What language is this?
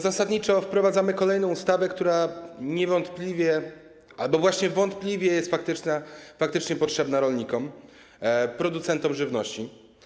Polish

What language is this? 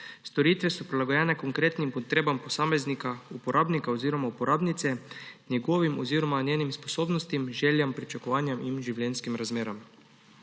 Slovenian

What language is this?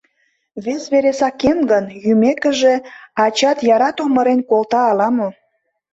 Mari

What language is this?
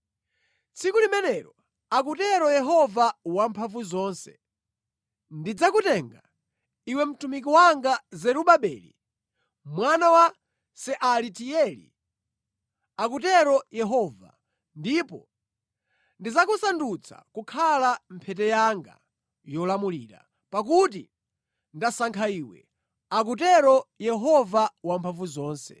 Nyanja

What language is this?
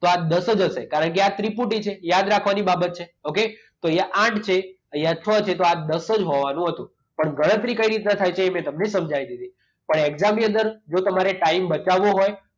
Gujarati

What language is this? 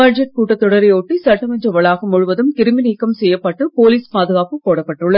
Tamil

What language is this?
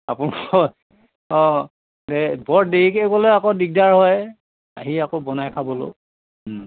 Assamese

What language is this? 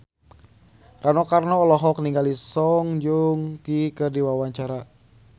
Sundanese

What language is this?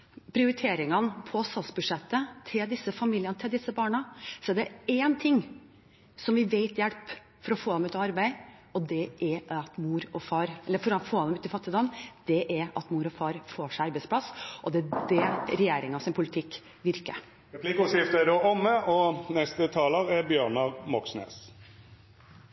Norwegian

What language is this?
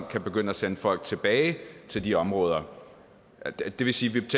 Danish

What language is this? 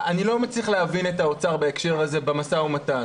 Hebrew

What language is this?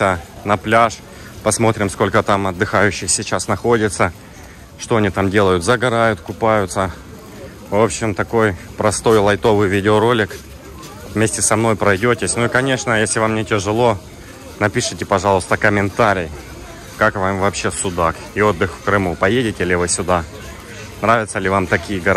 Russian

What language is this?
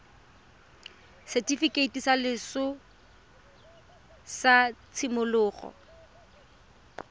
Tswana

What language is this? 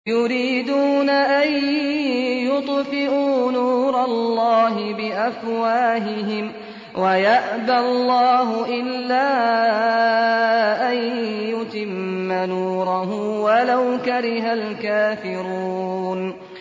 Arabic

